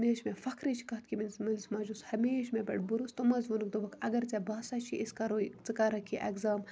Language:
Kashmiri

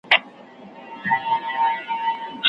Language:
Pashto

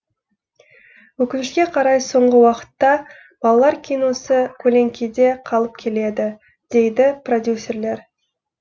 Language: Kazakh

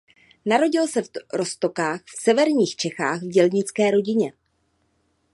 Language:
Czech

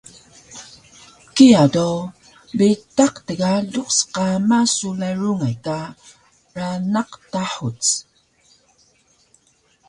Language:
Taroko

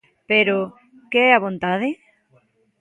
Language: Galician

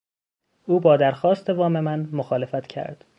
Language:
Persian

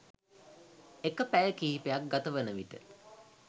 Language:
Sinhala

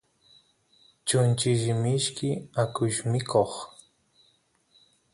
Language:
Santiago del Estero Quichua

